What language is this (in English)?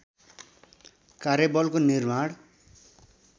Nepali